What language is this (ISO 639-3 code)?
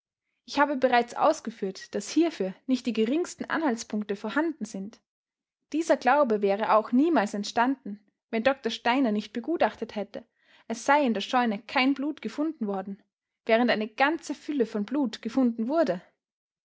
deu